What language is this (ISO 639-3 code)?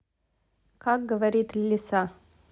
rus